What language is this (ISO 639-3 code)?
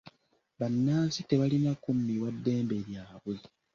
lug